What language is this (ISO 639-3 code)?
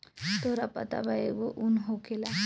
bho